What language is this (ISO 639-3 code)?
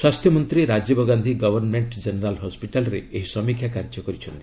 ori